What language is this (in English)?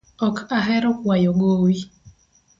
Luo (Kenya and Tanzania)